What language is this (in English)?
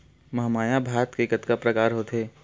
Chhattisgarhi